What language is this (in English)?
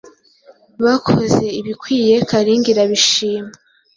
Kinyarwanda